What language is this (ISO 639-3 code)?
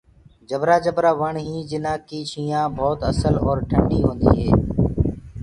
ggg